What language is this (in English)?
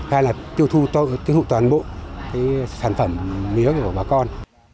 Vietnamese